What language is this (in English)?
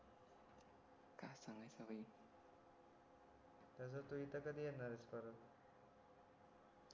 Marathi